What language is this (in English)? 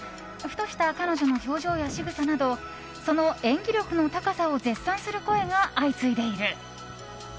Japanese